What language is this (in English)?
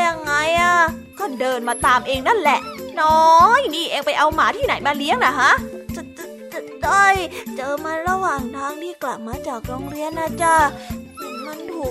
Thai